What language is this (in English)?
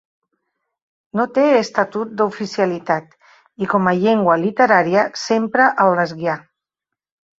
Catalan